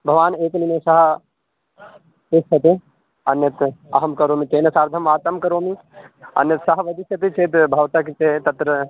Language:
Sanskrit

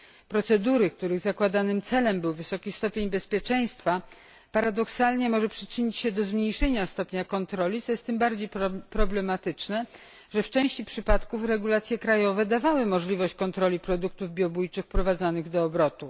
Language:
Polish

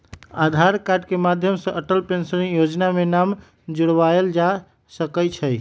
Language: Magahi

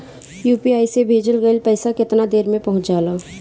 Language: Bhojpuri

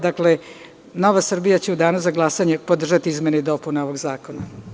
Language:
Serbian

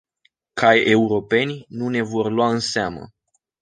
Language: Romanian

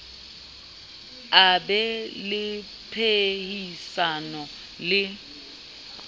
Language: Southern Sotho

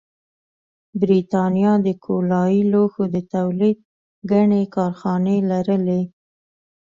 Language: Pashto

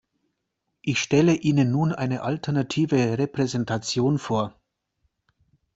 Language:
German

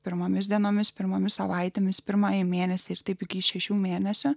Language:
Lithuanian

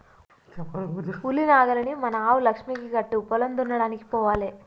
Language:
Telugu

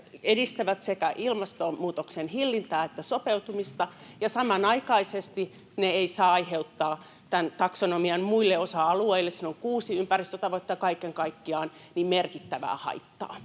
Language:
Finnish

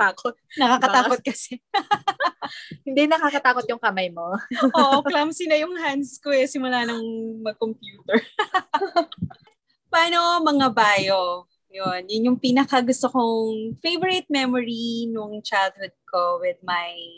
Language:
Filipino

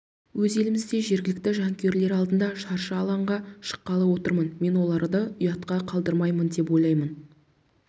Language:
Kazakh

